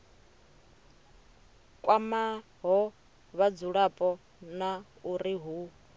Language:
Venda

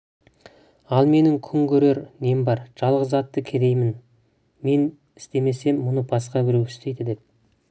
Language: Kazakh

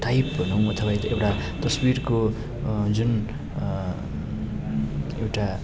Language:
Nepali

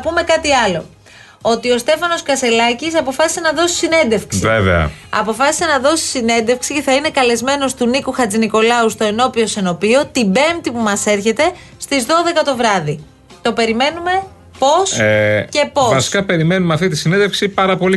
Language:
Greek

